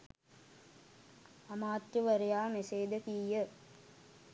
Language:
Sinhala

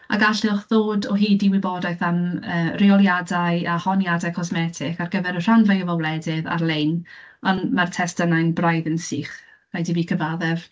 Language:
Welsh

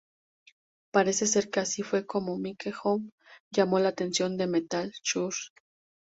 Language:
Spanish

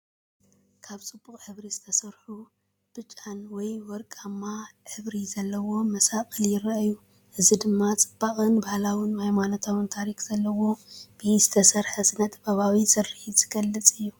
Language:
Tigrinya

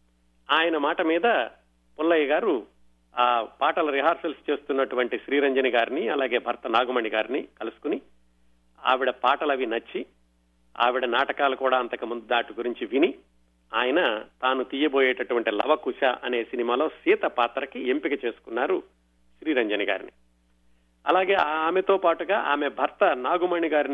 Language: Telugu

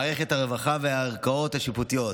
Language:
Hebrew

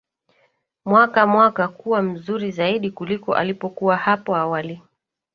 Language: Swahili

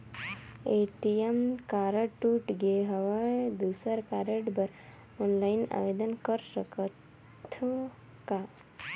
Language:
Chhattisgarhi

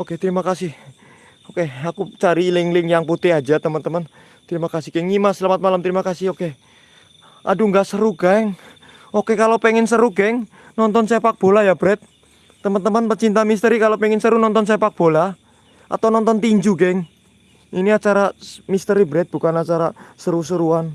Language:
Indonesian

